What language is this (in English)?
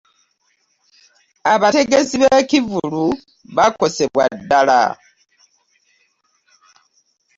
Ganda